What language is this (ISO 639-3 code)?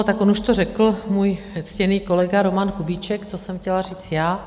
ces